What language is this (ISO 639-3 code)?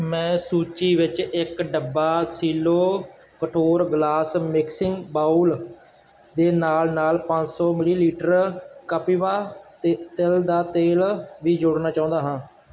pan